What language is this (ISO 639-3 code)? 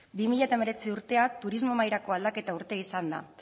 eus